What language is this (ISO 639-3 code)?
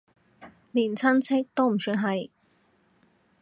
yue